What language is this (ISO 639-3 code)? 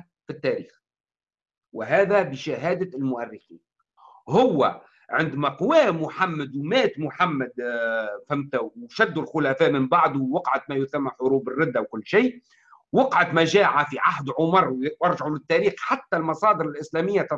ara